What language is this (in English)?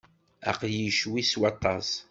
Kabyle